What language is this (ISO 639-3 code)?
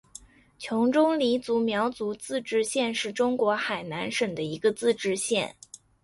zho